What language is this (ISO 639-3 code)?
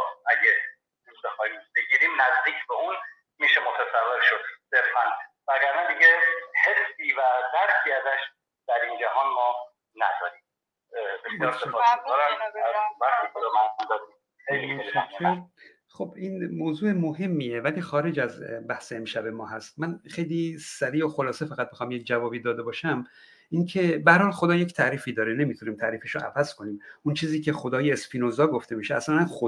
fas